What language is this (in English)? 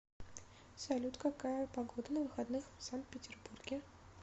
Russian